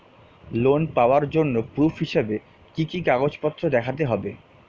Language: Bangla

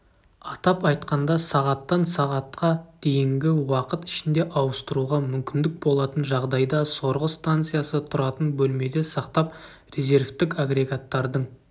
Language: Kazakh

